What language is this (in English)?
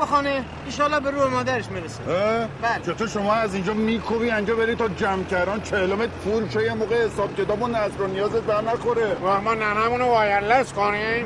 Persian